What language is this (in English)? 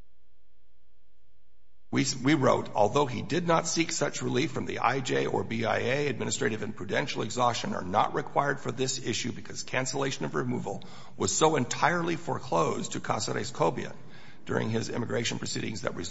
English